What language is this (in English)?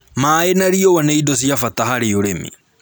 Kikuyu